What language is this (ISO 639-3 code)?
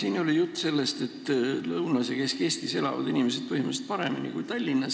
est